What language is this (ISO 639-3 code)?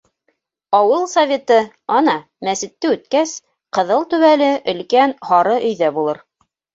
bak